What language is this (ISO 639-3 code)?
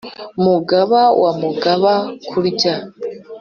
kin